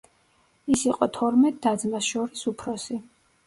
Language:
Georgian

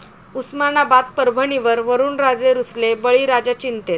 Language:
Marathi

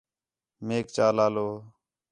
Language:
Khetrani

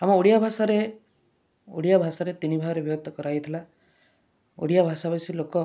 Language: Odia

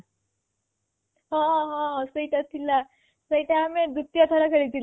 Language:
Odia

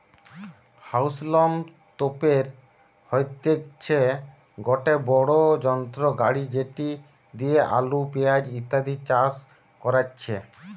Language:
Bangla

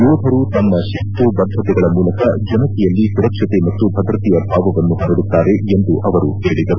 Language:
Kannada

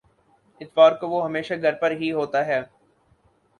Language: Urdu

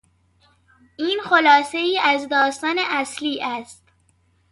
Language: Persian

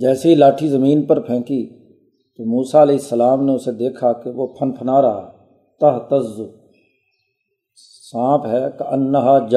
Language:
Urdu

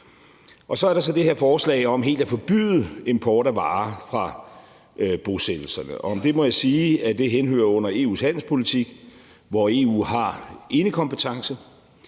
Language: Danish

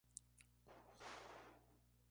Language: Spanish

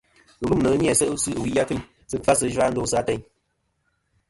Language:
Kom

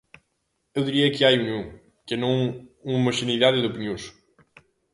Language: Galician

